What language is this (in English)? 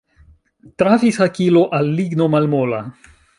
Esperanto